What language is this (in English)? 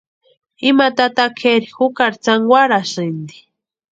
Western Highland Purepecha